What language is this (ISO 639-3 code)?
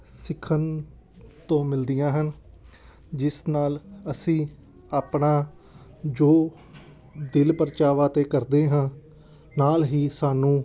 pan